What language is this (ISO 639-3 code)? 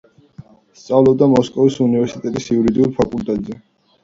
kat